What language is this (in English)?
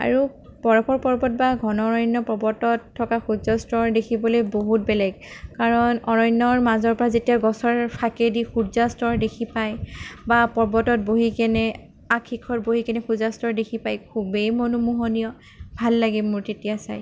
Assamese